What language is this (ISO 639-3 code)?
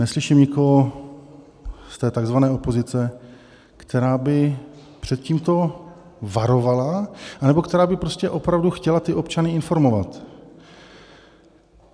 ces